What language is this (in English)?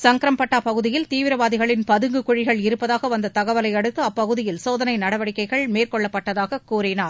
Tamil